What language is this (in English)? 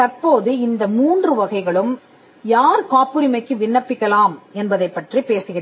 Tamil